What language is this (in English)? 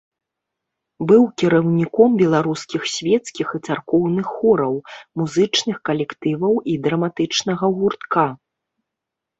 Belarusian